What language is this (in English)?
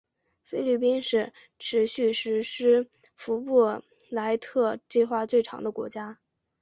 Chinese